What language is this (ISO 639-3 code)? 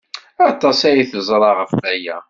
kab